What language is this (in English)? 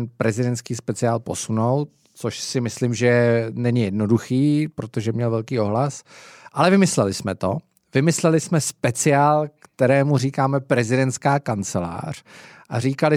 Czech